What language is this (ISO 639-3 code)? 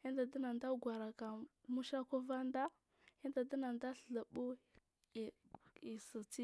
mfm